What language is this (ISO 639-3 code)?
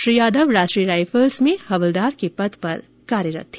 hin